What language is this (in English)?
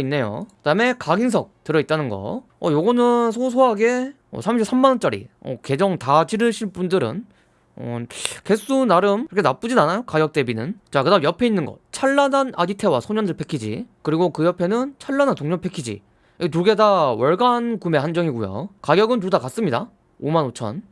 Korean